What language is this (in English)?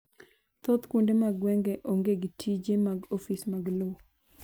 Luo (Kenya and Tanzania)